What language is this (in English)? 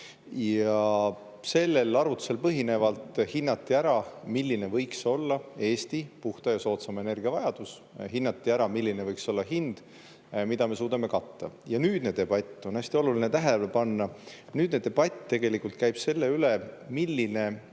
Estonian